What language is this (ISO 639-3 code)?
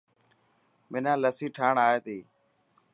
mki